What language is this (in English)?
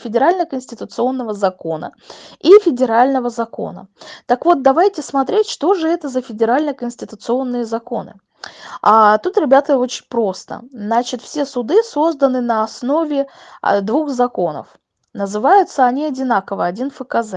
Russian